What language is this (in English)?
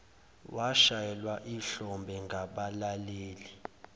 Zulu